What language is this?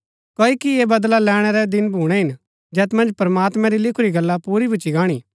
Gaddi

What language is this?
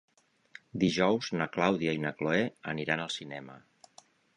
Catalan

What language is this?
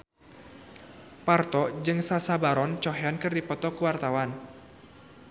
Sundanese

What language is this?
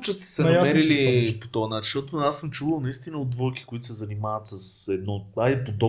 Bulgarian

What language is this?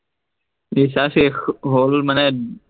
Assamese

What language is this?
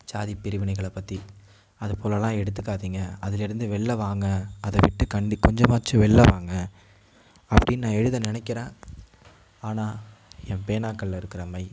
Tamil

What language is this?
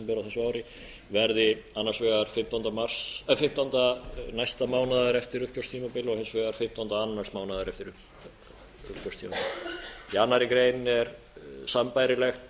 Icelandic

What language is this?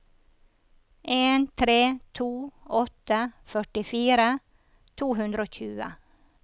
Norwegian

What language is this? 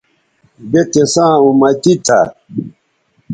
Bateri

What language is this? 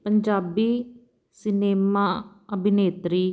Punjabi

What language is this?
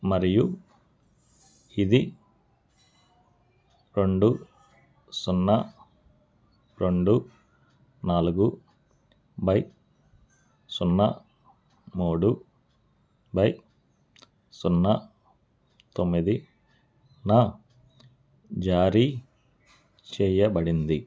Telugu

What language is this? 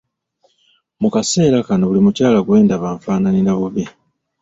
Ganda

